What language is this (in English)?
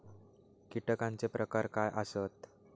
Marathi